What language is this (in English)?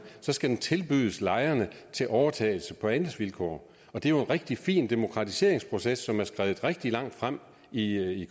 Danish